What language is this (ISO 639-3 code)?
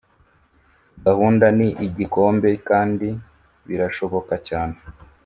kin